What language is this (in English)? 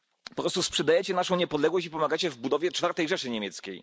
Polish